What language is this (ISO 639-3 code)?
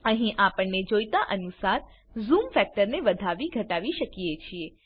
guj